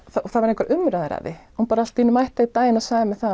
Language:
Icelandic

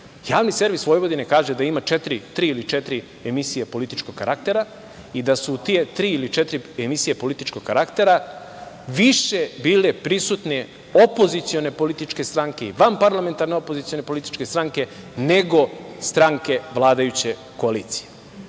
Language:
Serbian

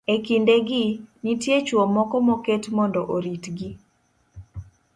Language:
Luo (Kenya and Tanzania)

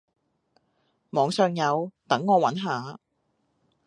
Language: Cantonese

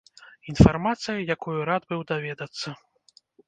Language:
Belarusian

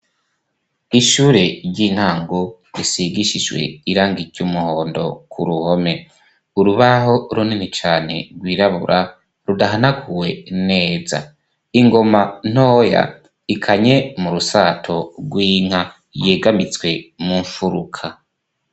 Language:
Rundi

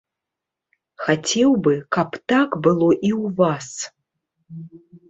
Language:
Belarusian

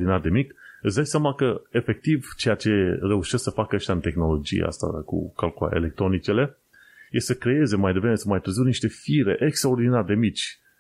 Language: Romanian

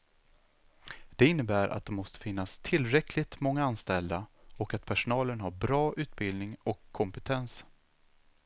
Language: Swedish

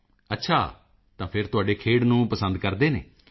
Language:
Punjabi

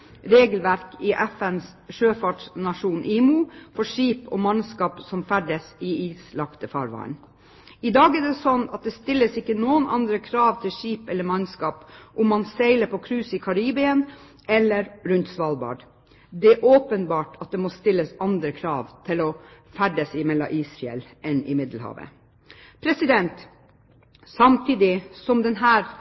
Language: Norwegian Bokmål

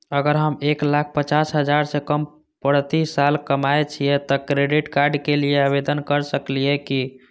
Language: Maithili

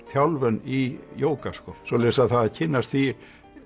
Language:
Icelandic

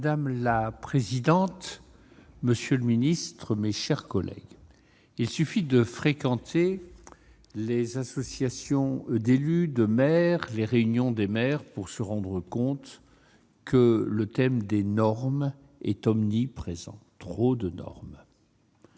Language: French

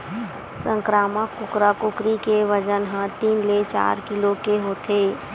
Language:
Chhattisgarhi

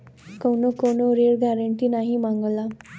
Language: Bhojpuri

